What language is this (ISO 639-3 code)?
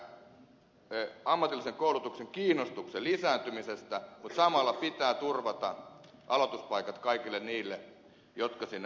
fin